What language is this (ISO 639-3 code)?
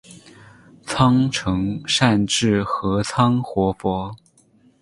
zho